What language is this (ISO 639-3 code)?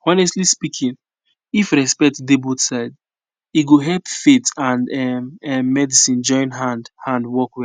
pcm